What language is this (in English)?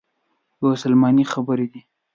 Pashto